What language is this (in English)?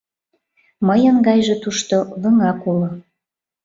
Mari